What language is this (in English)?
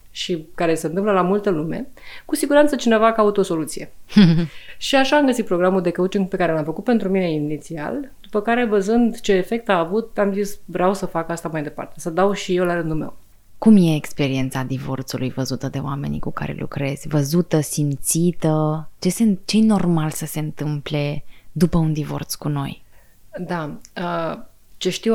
Romanian